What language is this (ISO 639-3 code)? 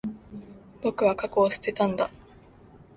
jpn